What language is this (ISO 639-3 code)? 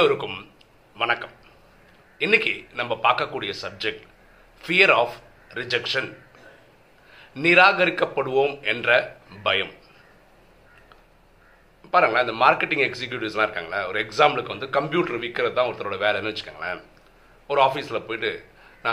tam